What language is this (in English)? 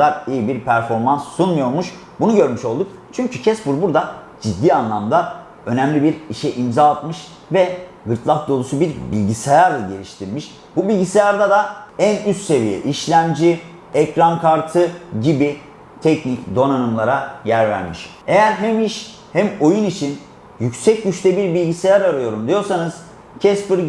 Turkish